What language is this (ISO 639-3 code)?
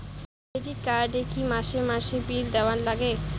ben